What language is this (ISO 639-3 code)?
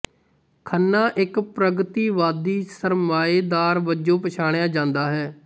pan